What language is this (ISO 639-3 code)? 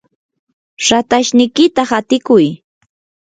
qur